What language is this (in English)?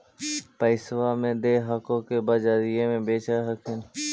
Magahi